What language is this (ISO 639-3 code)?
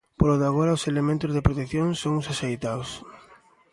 glg